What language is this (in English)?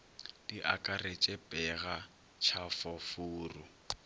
Northern Sotho